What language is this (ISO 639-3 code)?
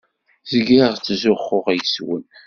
kab